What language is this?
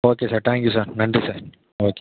Tamil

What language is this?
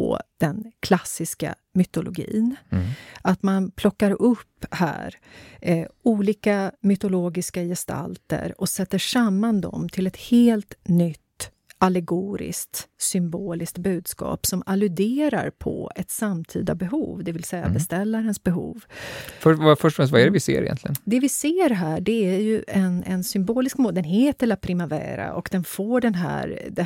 Swedish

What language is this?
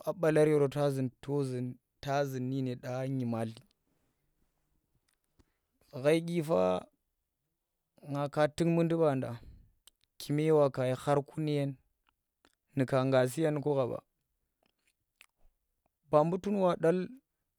Tera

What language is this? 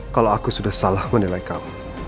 Indonesian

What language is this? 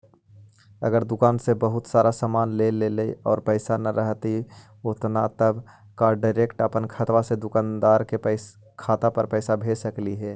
Magahi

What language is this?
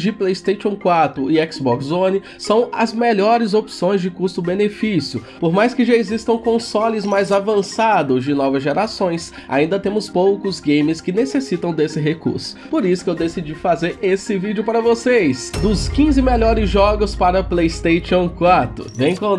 Portuguese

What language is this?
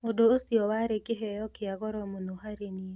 Kikuyu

